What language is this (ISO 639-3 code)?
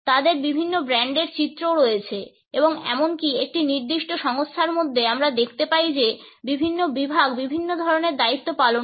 ben